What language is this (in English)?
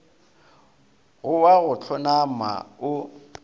Northern Sotho